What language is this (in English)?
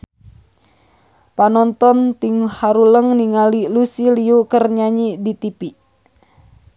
Sundanese